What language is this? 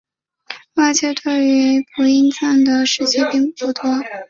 Chinese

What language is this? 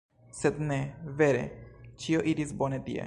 Esperanto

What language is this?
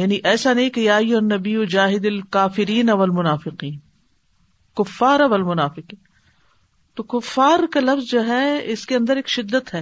Urdu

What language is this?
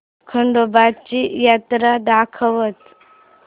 Marathi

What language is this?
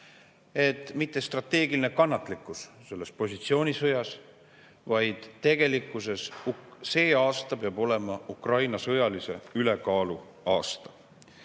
Estonian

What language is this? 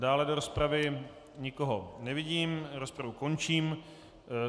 Czech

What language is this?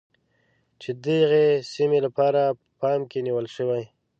Pashto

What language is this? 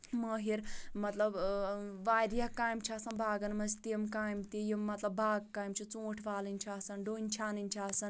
Kashmiri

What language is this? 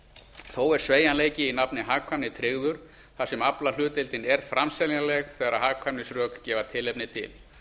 Icelandic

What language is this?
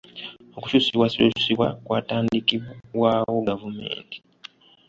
Ganda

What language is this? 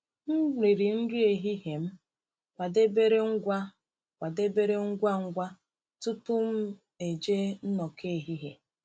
Igbo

